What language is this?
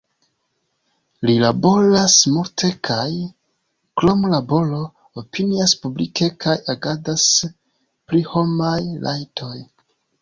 Esperanto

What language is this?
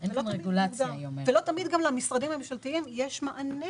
Hebrew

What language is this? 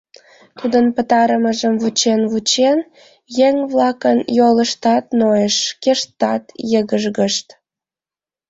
Mari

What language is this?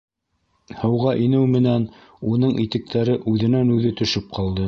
Bashkir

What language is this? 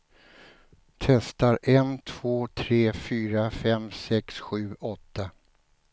Swedish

